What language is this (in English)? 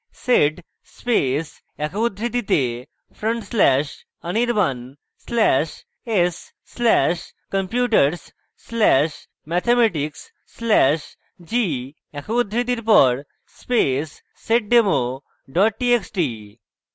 Bangla